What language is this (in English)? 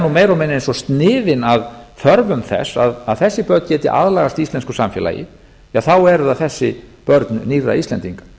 Icelandic